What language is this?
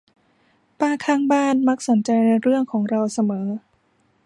Thai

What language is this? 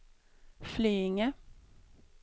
Swedish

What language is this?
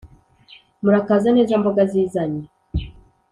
Kinyarwanda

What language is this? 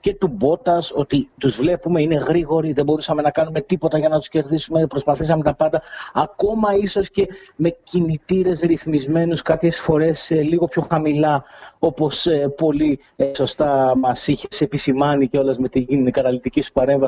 Greek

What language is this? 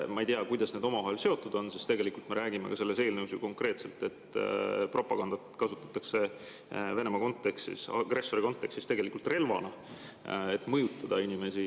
Estonian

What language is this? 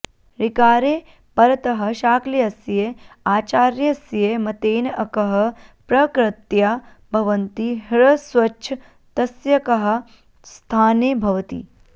Sanskrit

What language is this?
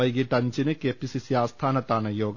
Malayalam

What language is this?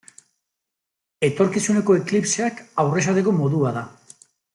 Basque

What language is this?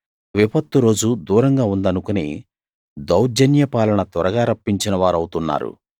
Telugu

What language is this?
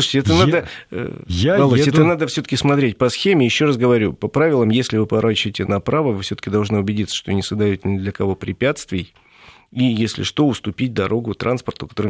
Russian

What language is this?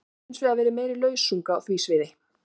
Icelandic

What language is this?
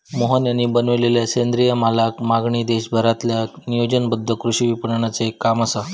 Marathi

